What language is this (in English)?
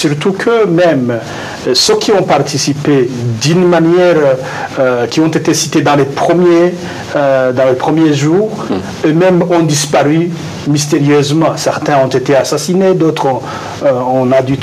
French